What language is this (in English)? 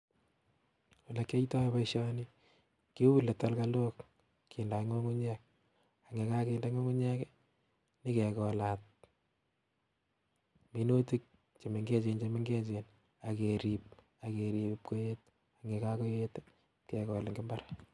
Kalenjin